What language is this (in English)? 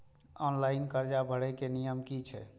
Maithili